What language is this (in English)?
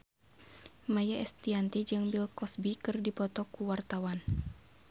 Sundanese